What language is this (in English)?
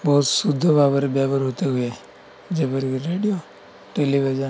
Odia